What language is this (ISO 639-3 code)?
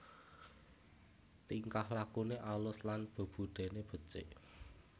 jav